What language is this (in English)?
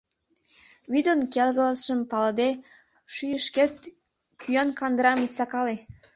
Mari